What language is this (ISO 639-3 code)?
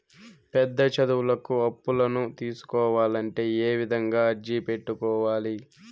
tel